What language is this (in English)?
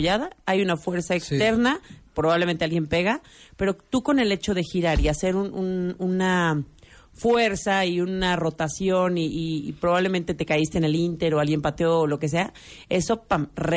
Spanish